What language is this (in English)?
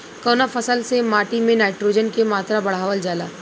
Bhojpuri